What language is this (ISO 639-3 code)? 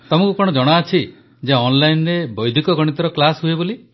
ori